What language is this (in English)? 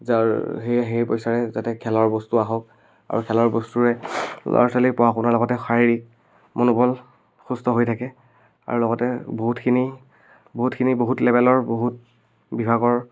Assamese